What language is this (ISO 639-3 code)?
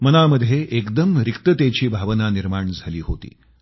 mar